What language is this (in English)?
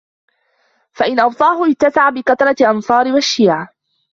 Arabic